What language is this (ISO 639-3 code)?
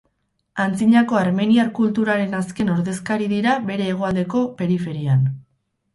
eus